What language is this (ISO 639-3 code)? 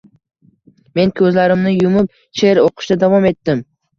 uzb